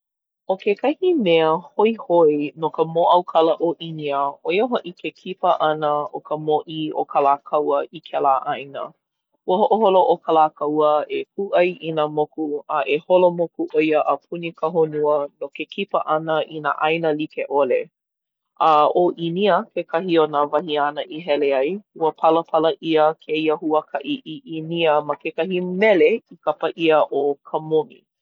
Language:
Hawaiian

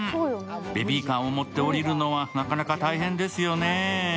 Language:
Japanese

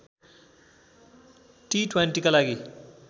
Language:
Nepali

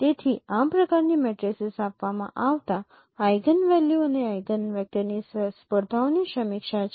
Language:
Gujarati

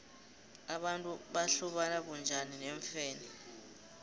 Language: South Ndebele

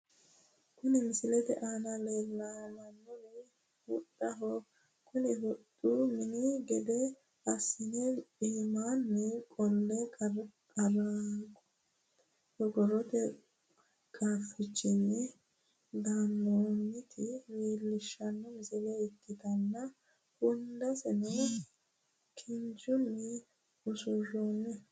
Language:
Sidamo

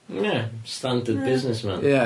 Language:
Welsh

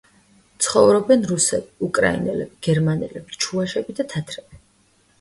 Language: Georgian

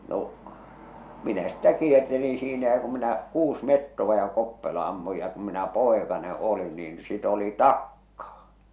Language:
Finnish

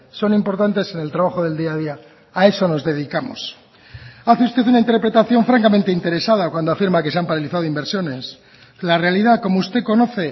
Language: Spanish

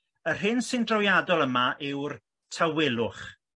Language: Welsh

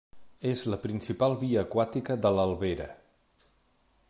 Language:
Catalan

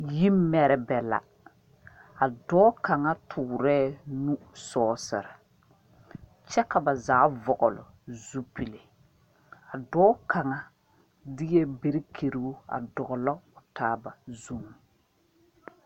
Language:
Southern Dagaare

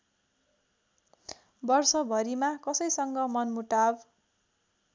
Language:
Nepali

